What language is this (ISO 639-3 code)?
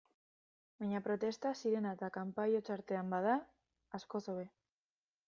eus